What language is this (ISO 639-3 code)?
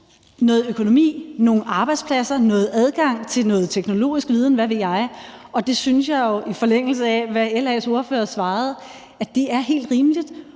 dan